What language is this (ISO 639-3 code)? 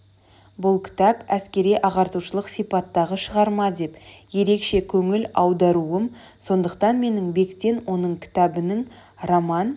kaz